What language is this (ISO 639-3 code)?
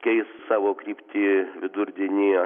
lit